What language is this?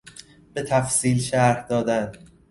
Persian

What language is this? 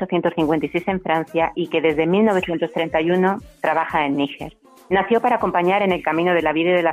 Spanish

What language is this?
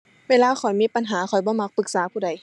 Thai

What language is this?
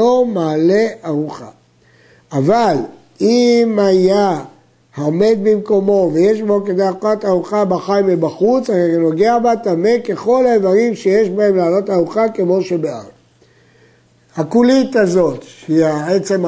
Hebrew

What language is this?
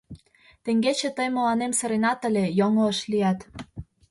Mari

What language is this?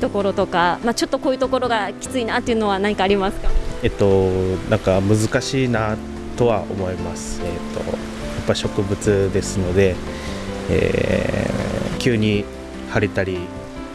Japanese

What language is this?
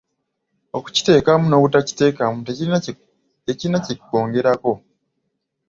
Ganda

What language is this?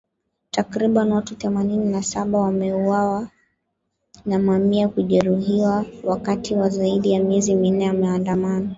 Swahili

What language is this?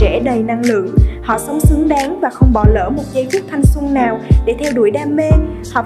Vietnamese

